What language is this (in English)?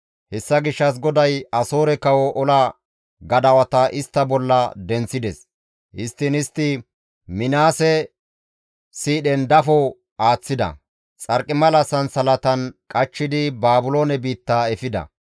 Gamo